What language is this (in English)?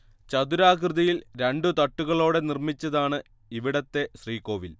Malayalam